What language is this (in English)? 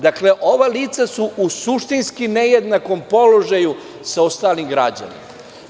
Serbian